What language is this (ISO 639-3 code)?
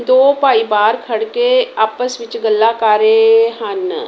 pan